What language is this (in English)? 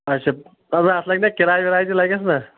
Kashmiri